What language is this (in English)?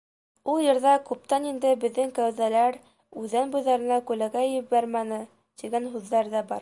Bashkir